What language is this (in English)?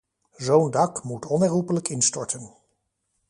Dutch